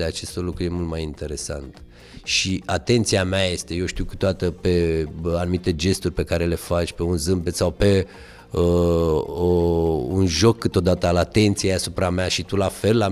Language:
Romanian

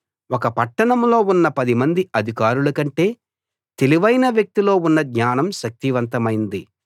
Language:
Telugu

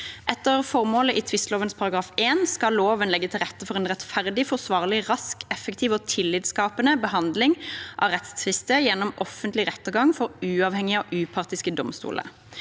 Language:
Norwegian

